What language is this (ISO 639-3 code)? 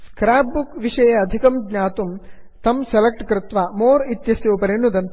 san